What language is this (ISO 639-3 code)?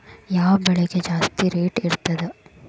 kan